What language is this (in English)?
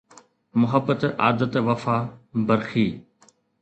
Sindhi